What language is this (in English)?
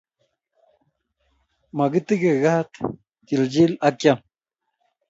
Kalenjin